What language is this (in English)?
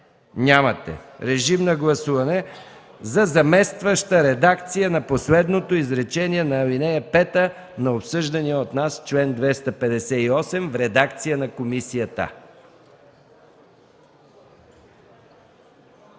Bulgarian